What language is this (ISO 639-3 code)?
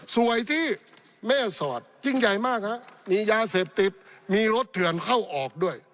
tha